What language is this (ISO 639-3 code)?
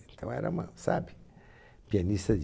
por